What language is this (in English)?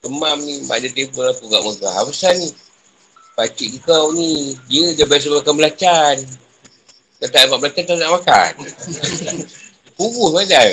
Malay